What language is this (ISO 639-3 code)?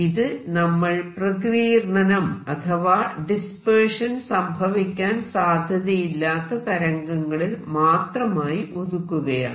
mal